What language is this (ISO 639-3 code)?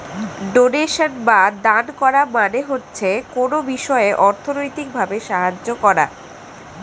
ben